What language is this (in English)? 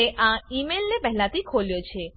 Gujarati